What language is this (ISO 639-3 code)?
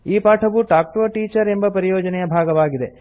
kan